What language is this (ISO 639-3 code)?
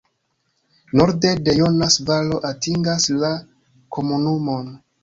epo